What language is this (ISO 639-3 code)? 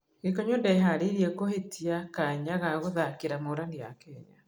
kik